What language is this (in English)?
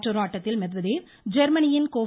Tamil